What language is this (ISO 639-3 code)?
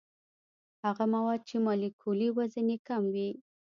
pus